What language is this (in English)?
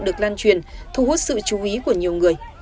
Vietnamese